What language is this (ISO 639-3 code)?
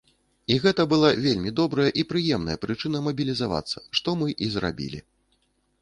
bel